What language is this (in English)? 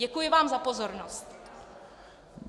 Czech